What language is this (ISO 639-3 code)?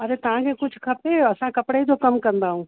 snd